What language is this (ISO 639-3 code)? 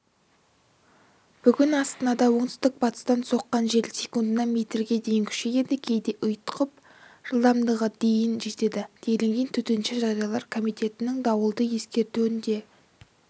kaz